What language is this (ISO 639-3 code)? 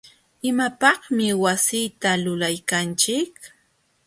qxw